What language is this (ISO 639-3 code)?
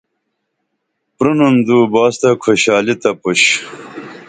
dml